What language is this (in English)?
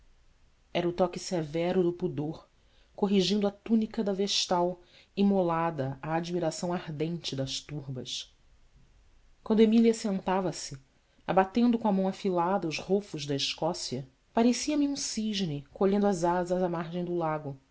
Portuguese